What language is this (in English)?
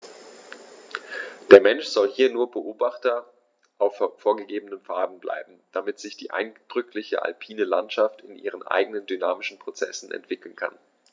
German